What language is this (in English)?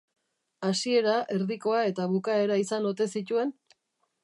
Basque